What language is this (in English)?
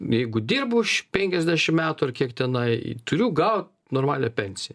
Lithuanian